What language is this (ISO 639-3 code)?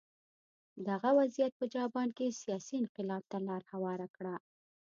pus